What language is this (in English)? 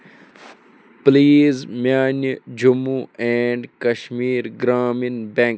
Kashmiri